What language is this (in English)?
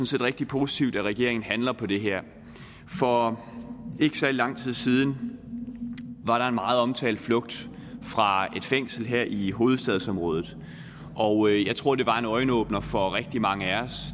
Danish